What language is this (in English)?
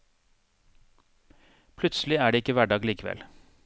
Norwegian